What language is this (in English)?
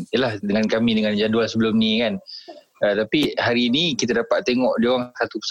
Malay